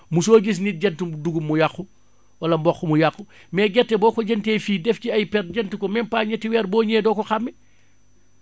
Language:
Wolof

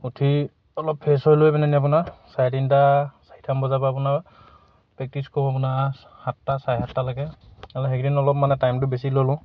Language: Assamese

